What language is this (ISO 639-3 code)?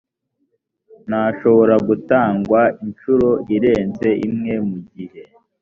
kin